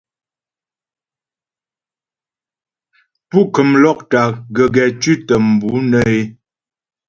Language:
Ghomala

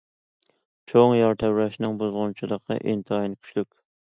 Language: Uyghur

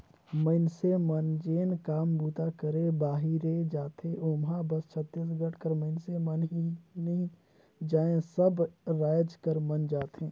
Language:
Chhattisgarhi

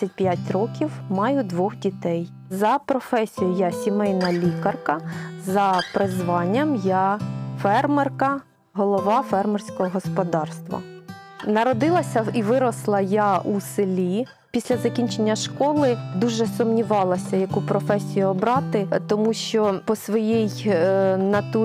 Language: Ukrainian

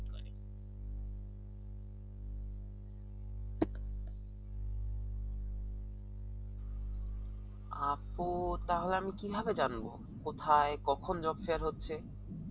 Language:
Bangla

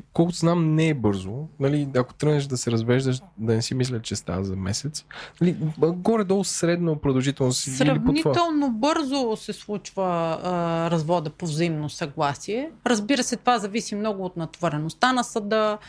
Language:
Bulgarian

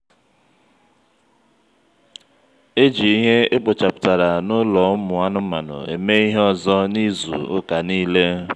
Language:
Igbo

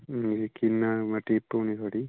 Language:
Dogri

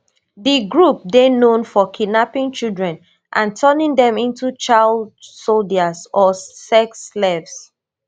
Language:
Nigerian Pidgin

